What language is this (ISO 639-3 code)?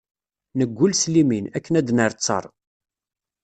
kab